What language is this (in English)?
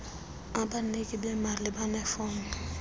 Xhosa